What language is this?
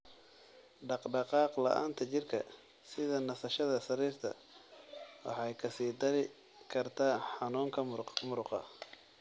Somali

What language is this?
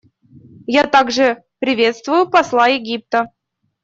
Russian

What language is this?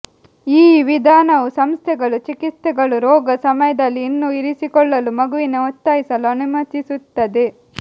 Kannada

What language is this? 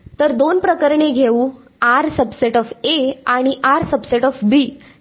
Marathi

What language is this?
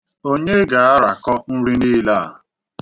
Igbo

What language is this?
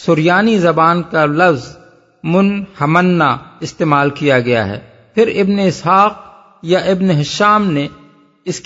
Urdu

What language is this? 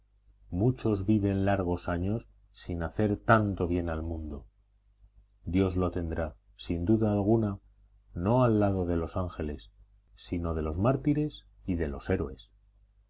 Spanish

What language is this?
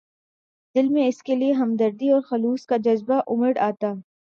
Urdu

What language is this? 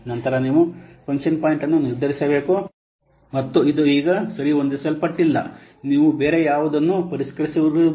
Kannada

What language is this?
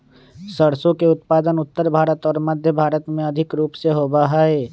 Magahi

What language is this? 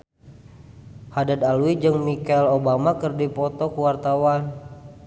Sundanese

